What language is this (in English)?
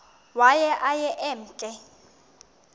Xhosa